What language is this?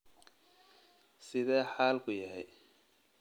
Somali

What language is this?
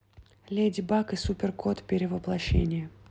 Russian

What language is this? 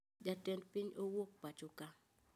Luo (Kenya and Tanzania)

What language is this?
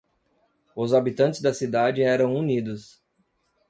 Portuguese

